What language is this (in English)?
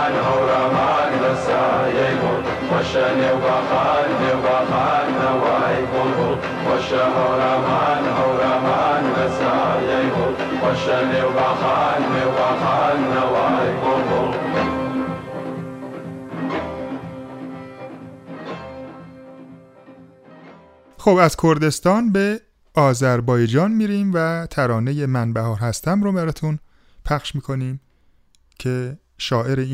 Persian